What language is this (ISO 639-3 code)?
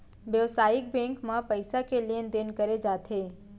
hne